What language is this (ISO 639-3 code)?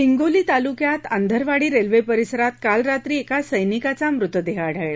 mar